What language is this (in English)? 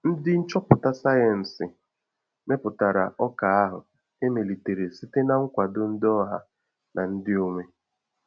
Igbo